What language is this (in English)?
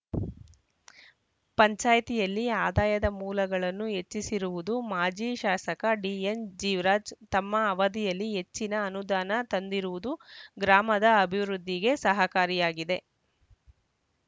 Kannada